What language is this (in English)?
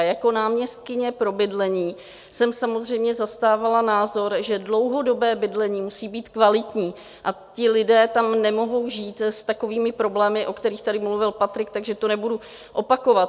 Czech